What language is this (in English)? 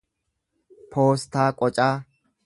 Oromo